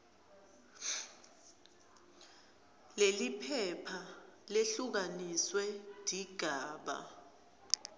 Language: Swati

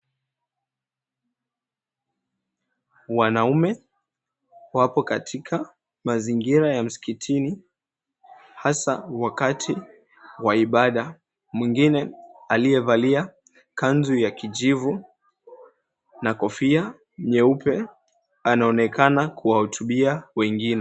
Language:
Swahili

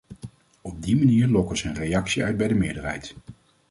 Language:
Dutch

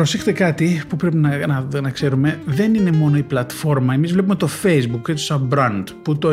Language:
Greek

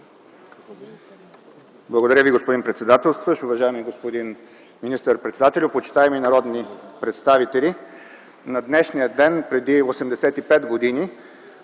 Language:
Bulgarian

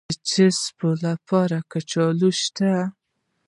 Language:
Pashto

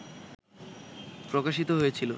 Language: Bangla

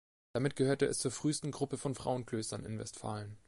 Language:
German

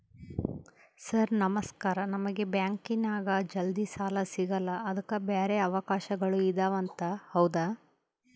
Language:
Kannada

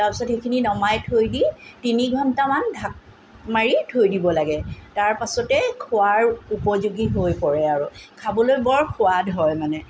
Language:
Assamese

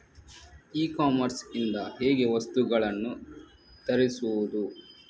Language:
Kannada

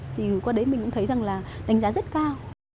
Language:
Vietnamese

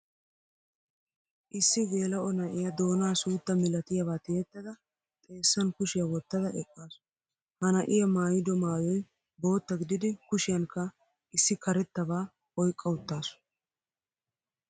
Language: Wolaytta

